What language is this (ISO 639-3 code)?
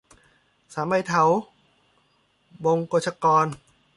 tha